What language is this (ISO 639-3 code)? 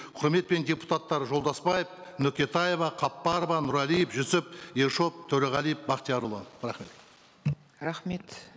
kaz